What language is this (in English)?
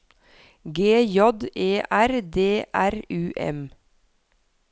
Norwegian